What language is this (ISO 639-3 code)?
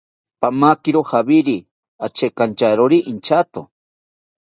cpy